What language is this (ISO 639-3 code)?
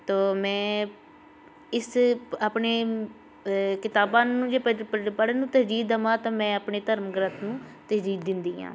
pan